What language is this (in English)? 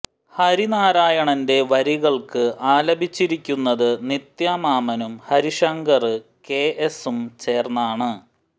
Malayalam